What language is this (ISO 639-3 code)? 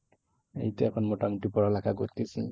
ben